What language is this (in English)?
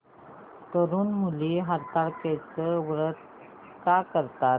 Marathi